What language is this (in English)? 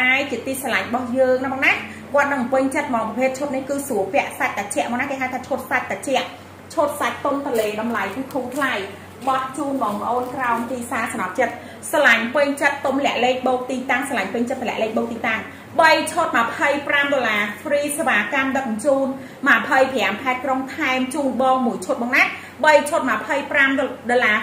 Vietnamese